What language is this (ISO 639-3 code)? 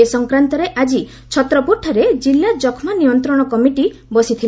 ori